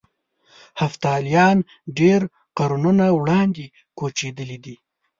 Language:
Pashto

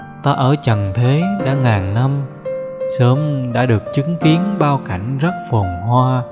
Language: Vietnamese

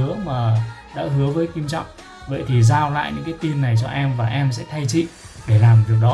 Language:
Vietnamese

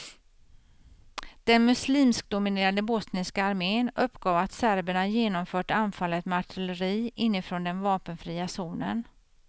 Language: Swedish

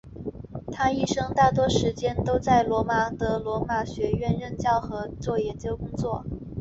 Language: Chinese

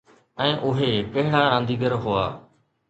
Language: Sindhi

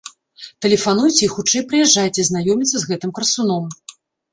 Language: Belarusian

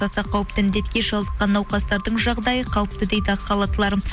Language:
Kazakh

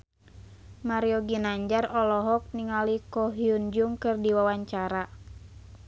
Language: Sundanese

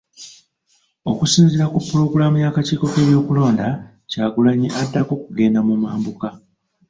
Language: Ganda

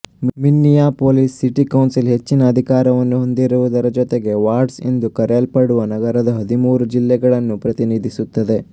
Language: Kannada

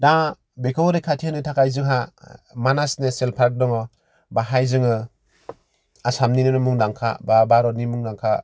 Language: Bodo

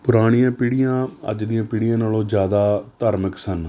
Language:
Punjabi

